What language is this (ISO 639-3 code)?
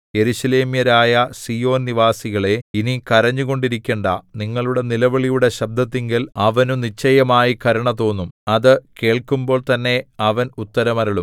mal